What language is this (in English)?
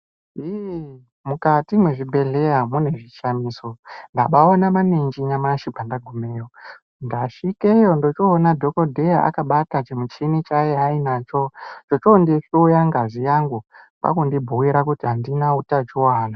Ndau